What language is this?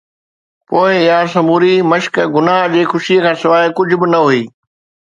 Sindhi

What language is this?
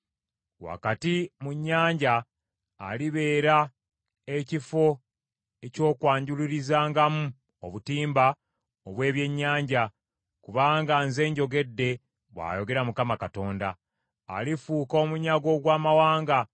Ganda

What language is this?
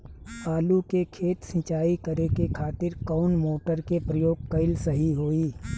Bhojpuri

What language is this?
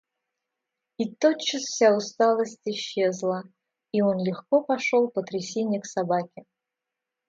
Russian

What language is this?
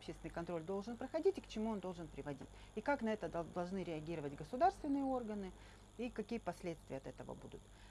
Russian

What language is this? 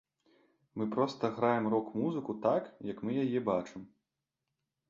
Belarusian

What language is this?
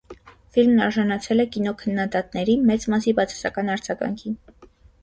Armenian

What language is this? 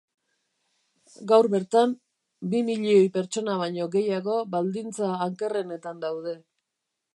Basque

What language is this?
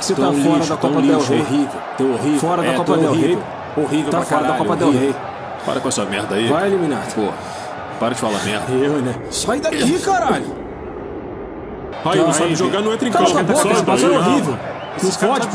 Portuguese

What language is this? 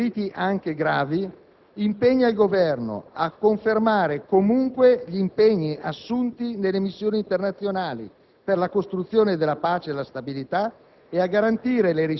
Italian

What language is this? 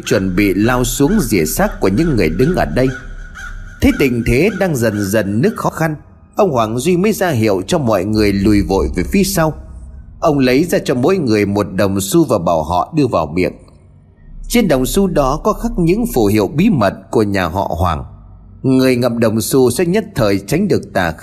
Vietnamese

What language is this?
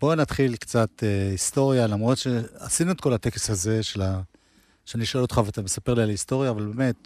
Hebrew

